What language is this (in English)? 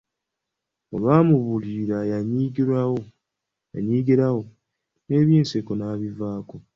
Ganda